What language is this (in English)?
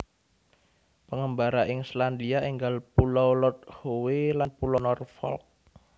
Javanese